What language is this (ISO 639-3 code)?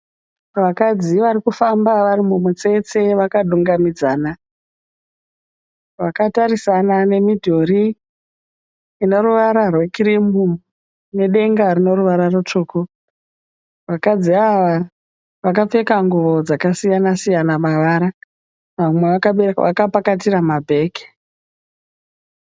sna